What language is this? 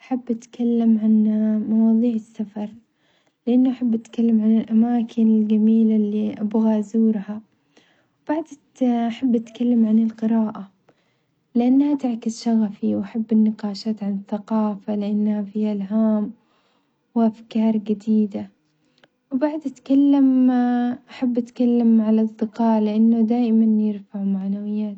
Omani Arabic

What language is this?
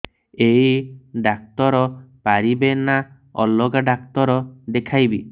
Odia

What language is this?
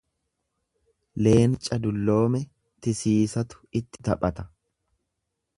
Oromo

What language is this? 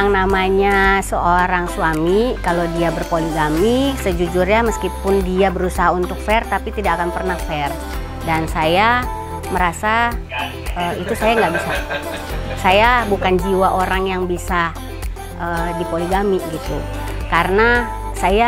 Indonesian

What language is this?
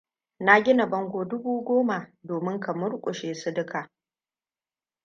Hausa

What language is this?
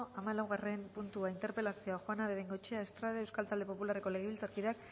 Basque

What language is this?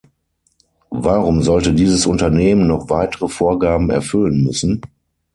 German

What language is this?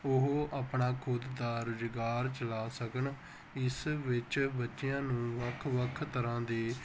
Punjabi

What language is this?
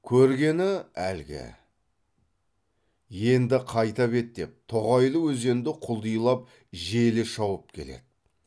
Kazakh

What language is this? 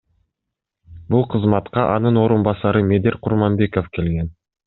Kyrgyz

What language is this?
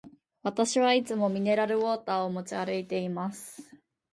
Japanese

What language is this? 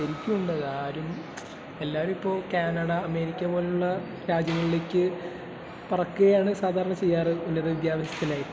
Malayalam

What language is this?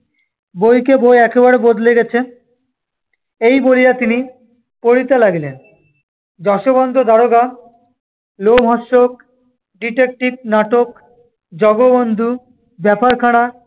Bangla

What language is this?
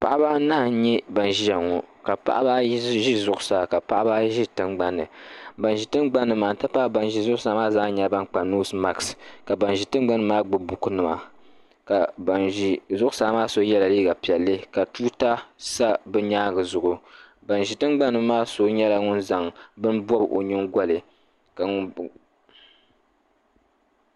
Dagbani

